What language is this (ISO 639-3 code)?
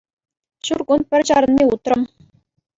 chv